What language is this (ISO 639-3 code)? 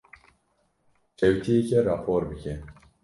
kur